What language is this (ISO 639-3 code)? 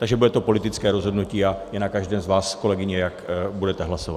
ces